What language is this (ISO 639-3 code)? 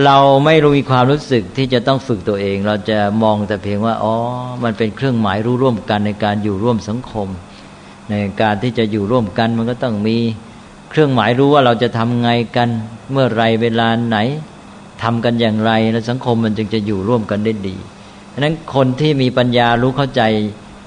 tha